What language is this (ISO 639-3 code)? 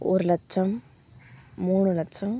tam